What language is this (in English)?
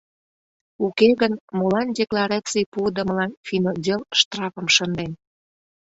Mari